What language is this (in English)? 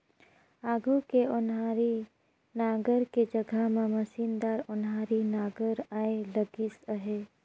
Chhattisgarhi